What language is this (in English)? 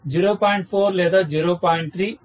Telugu